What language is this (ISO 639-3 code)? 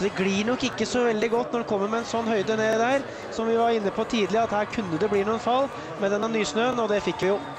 nor